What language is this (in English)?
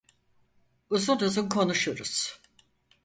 Turkish